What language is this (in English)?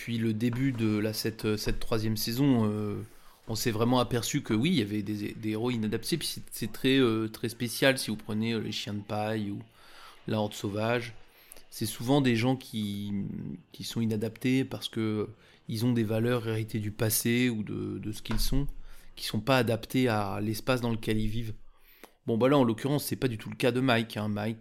French